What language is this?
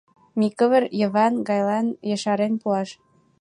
Mari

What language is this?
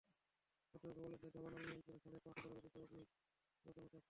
Bangla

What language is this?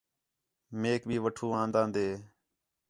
Khetrani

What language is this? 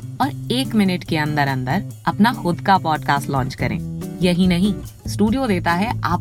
Hindi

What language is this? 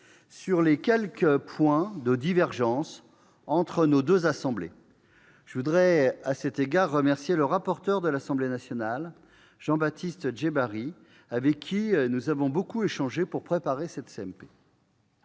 French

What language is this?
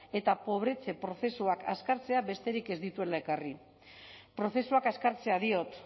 Basque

